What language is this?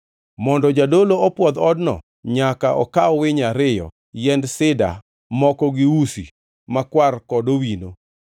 Luo (Kenya and Tanzania)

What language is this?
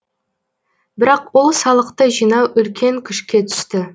Kazakh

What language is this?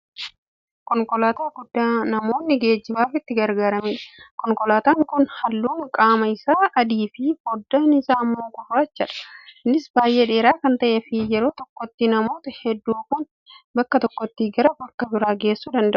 Oromo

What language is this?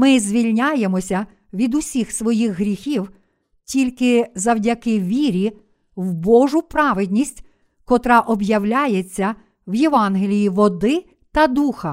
Ukrainian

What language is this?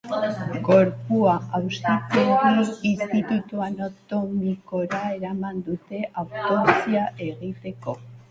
Basque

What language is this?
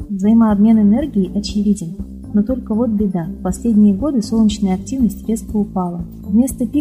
Russian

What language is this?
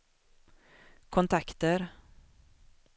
Swedish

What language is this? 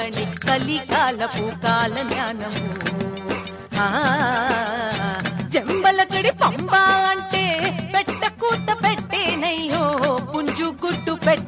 Hindi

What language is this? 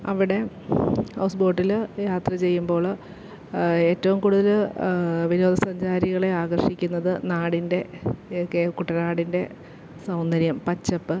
Malayalam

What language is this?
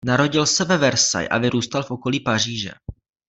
Czech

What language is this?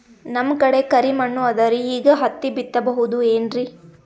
Kannada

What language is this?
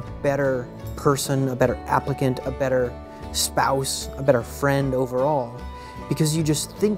English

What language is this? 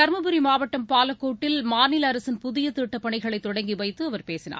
Tamil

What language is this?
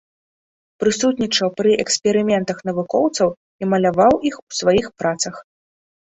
Belarusian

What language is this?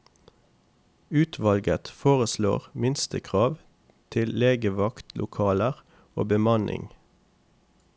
Norwegian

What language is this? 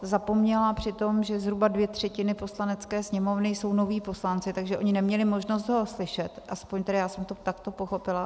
Czech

